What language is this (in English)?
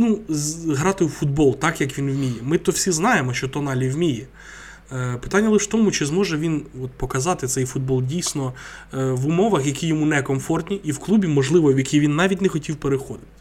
Ukrainian